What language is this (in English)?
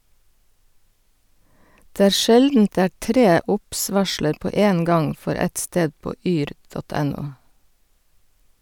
Norwegian